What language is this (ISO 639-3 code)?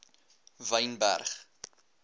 afr